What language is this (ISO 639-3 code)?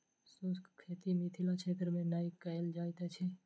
mai